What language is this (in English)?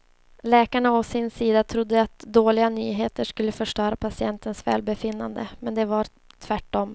Swedish